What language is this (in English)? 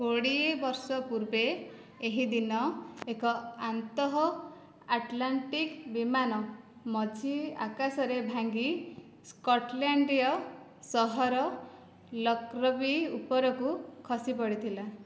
Odia